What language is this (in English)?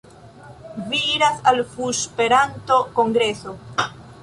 Esperanto